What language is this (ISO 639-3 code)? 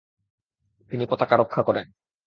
ben